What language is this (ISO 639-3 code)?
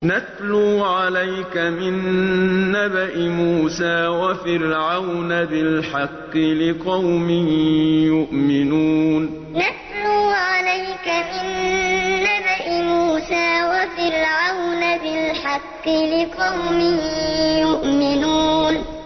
ara